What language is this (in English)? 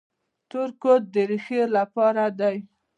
Pashto